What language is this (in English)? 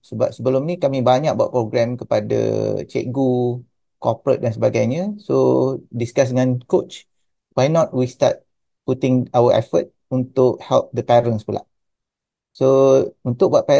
Malay